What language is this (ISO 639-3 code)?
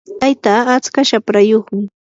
qur